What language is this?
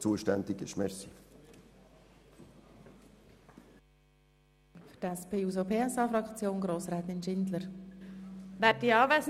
Swiss German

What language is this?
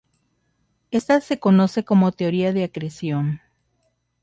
Spanish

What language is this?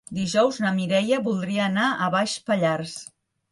Catalan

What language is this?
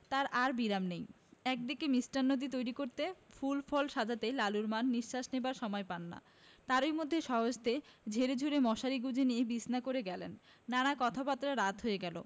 Bangla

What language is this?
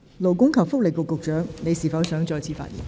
Cantonese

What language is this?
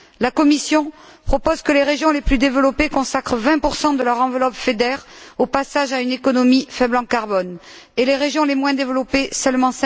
French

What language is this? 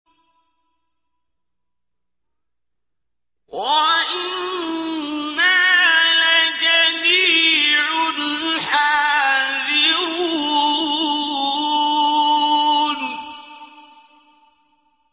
Arabic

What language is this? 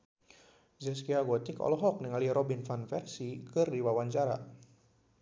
Sundanese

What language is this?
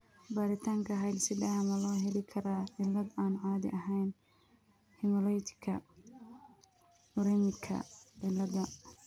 Somali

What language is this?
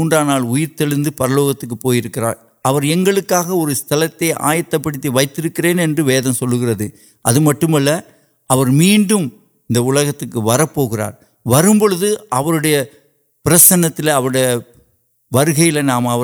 Urdu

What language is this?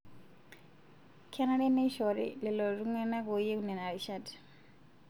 Masai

